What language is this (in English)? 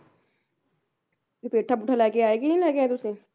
Punjabi